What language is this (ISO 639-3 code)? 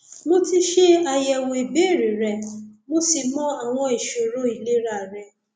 yor